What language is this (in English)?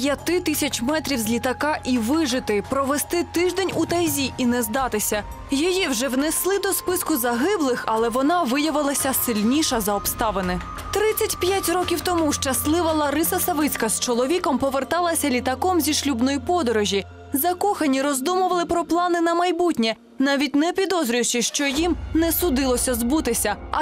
Ukrainian